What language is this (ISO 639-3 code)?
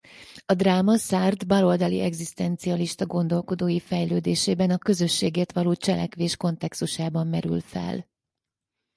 hun